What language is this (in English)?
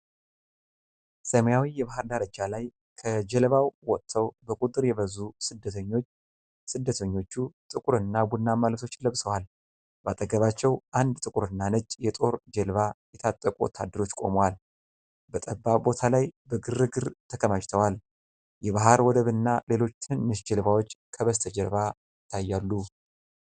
Amharic